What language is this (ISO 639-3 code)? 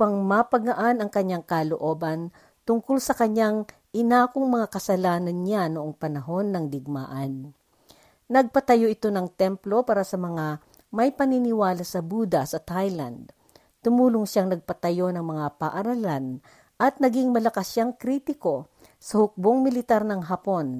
fil